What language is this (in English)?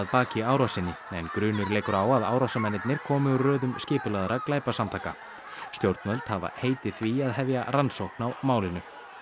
Icelandic